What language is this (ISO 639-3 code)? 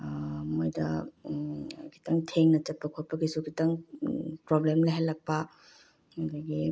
mni